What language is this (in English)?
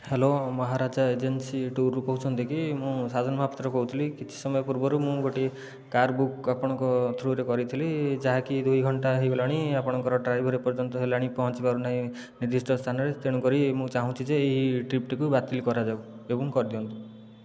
Odia